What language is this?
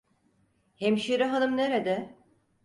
Turkish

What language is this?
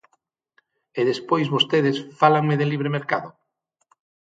Galician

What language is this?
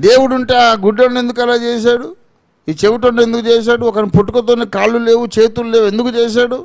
Turkish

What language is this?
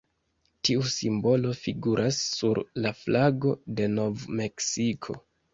Esperanto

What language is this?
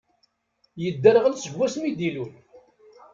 Kabyle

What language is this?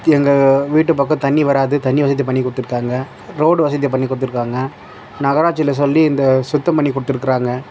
Tamil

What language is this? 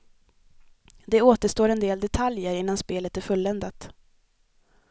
Swedish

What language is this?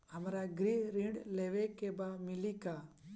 Bhojpuri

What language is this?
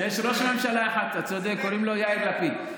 Hebrew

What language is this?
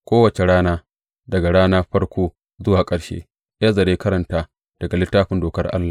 Hausa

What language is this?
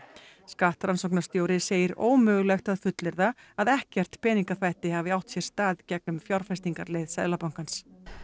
Icelandic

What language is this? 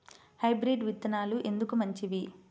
Telugu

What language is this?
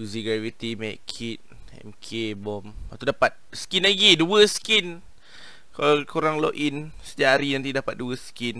Malay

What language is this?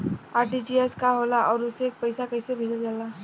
Bhojpuri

